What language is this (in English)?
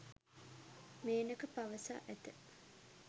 Sinhala